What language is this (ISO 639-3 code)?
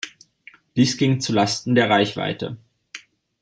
deu